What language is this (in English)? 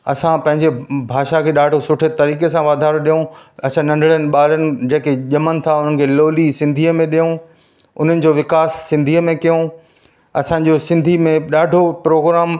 Sindhi